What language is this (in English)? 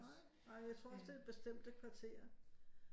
Danish